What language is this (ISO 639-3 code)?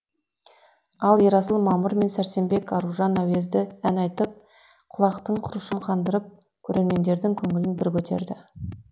kaz